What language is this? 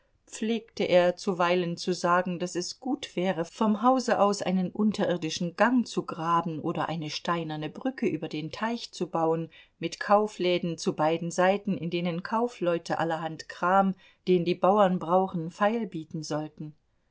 German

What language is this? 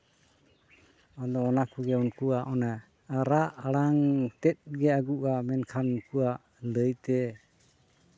Santali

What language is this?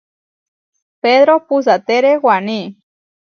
Huarijio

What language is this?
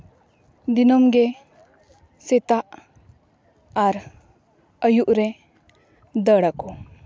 Santali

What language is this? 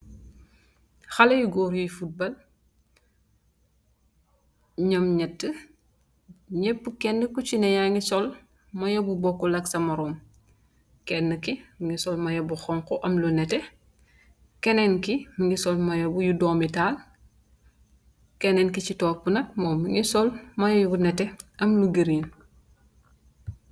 Wolof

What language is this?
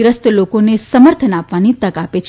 Gujarati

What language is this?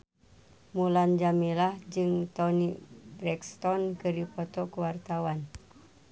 Sundanese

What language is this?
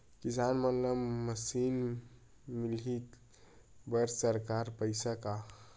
Chhattisgarhi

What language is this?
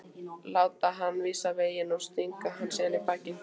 Icelandic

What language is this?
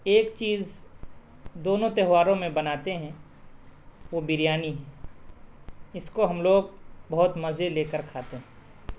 Urdu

